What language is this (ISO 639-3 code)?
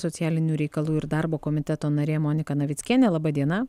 lit